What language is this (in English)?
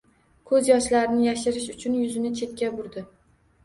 Uzbek